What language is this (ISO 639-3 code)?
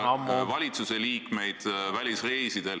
est